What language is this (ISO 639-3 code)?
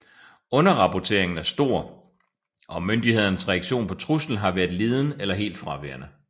dan